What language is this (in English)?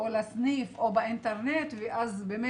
Hebrew